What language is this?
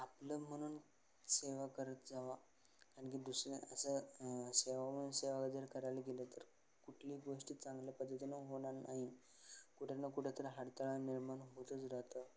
Marathi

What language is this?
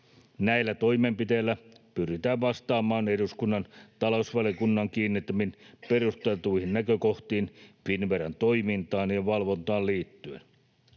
Finnish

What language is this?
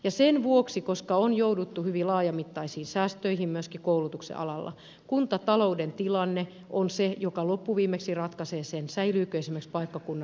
Finnish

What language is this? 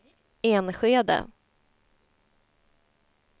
Swedish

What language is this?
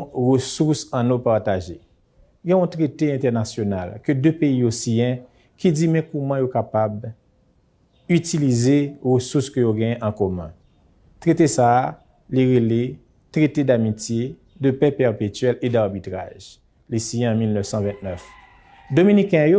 French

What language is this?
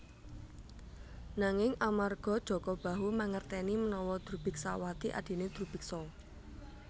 Javanese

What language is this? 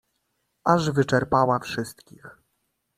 Polish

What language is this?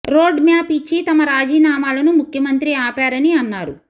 Telugu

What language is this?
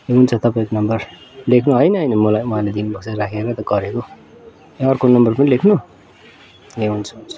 Nepali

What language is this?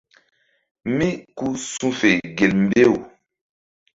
Mbum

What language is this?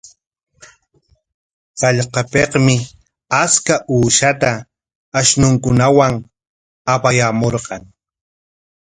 Corongo Ancash Quechua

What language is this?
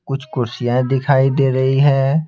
Hindi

